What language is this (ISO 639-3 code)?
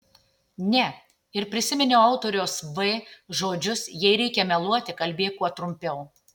lit